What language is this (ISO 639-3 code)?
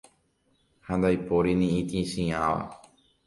grn